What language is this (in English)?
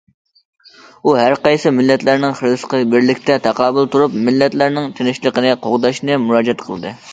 Uyghur